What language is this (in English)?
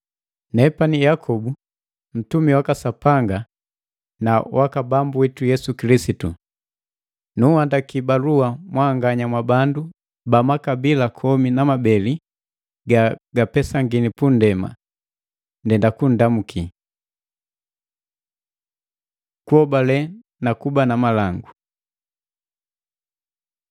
Matengo